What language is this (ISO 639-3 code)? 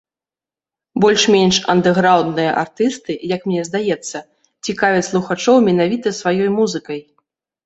bel